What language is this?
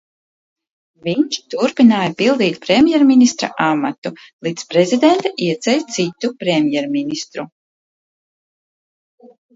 Latvian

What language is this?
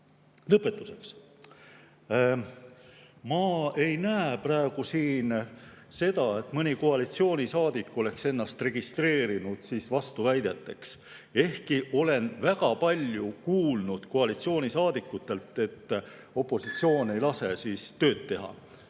Estonian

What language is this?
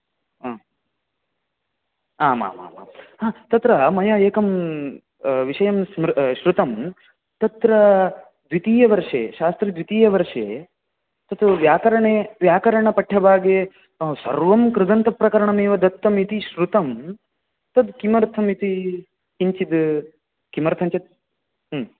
Sanskrit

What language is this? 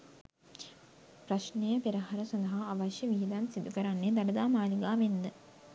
Sinhala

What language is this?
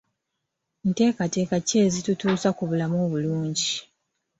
Ganda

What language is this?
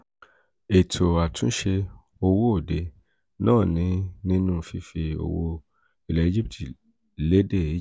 Yoruba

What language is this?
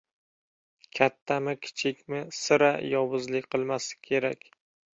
Uzbek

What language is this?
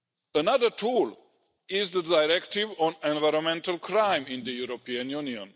English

